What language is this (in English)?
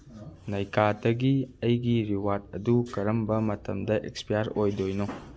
Manipuri